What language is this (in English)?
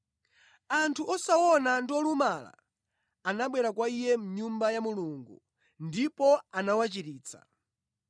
Nyanja